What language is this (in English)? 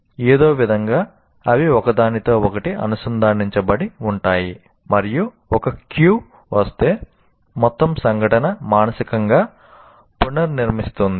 Telugu